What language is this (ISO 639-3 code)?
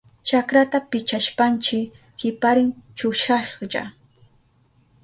qup